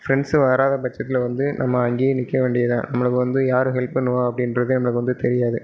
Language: Tamil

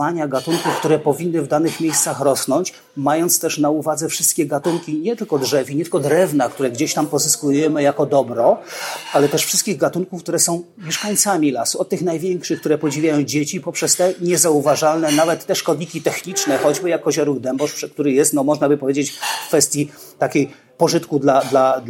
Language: Polish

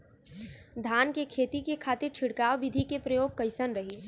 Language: Bhojpuri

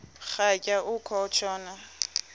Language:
Xhosa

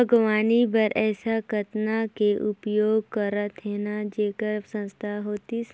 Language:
Chhattisgarhi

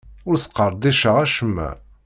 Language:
Kabyle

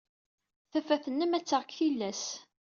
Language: Kabyle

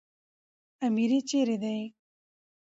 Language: Pashto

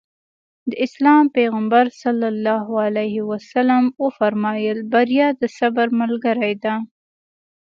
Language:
Pashto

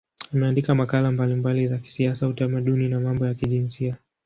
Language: Swahili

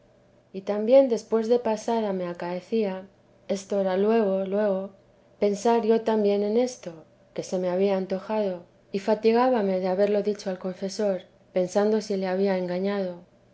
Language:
Spanish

